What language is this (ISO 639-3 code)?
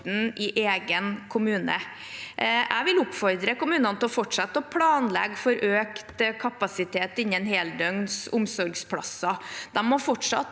nor